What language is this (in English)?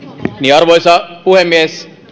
Finnish